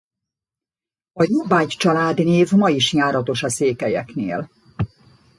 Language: Hungarian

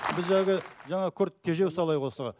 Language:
Kazakh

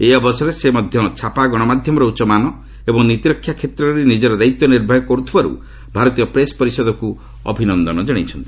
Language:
Odia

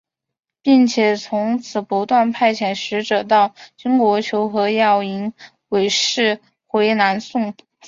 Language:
Chinese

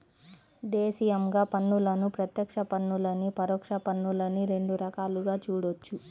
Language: Telugu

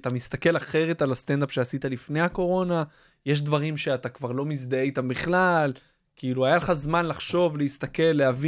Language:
Hebrew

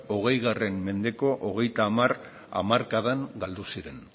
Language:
Basque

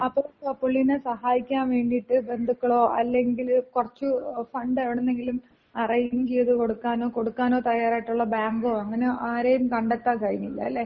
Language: Malayalam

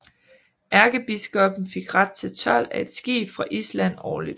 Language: Danish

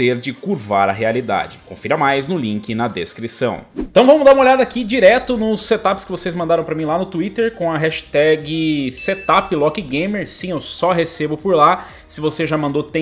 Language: Portuguese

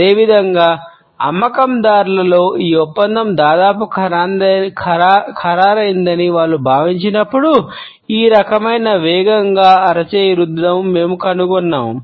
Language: Telugu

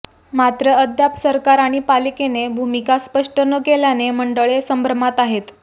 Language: Marathi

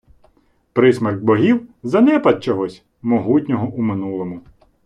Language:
Ukrainian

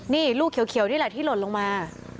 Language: Thai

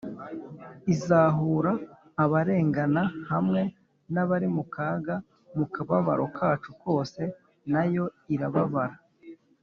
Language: Kinyarwanda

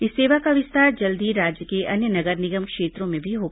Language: Hindi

